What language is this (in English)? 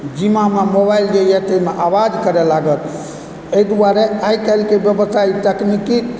Maithili